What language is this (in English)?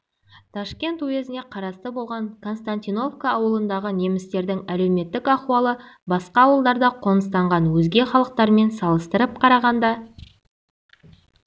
Kazakh